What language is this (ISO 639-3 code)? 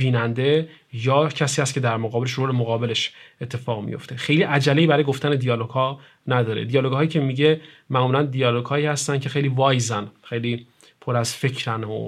fas